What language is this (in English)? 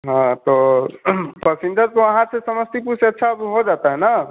Hindi